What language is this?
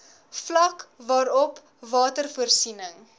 Afrikaans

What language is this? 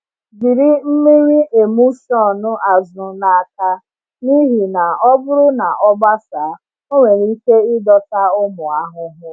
Igbo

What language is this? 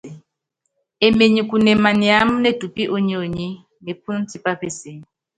Yangben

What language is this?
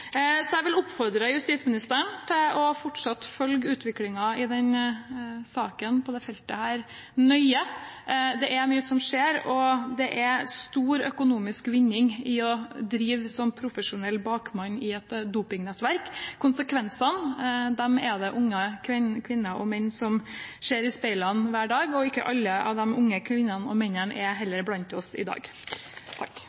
Norwegian Bokmål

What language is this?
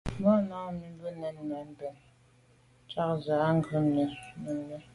Medumba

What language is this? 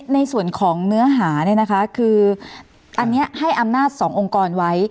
Thai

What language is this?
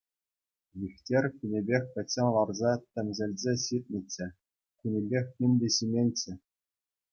Chuvash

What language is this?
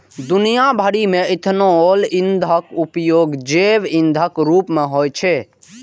Maithili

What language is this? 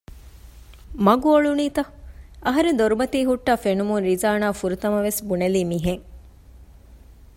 Divehi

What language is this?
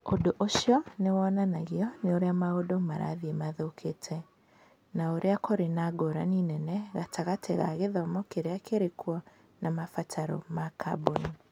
Kikuyu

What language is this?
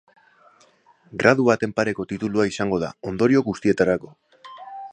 Basque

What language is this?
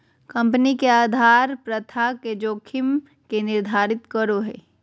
Magahi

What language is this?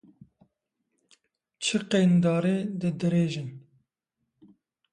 Kurdish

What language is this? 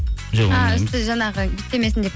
Kazakh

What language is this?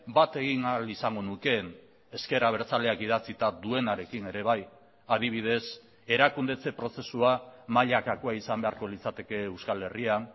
Basque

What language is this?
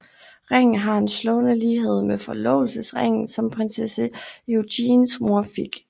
Danish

